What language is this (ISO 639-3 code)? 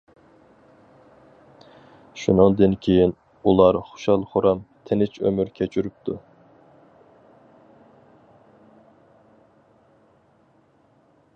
uig